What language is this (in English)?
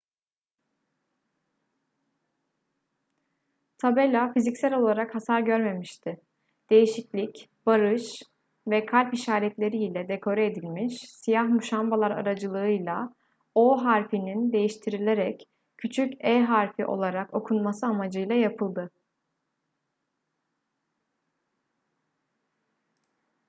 Turkish